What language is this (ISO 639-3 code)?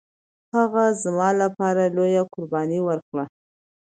pus